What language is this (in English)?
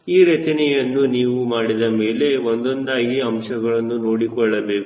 Kannada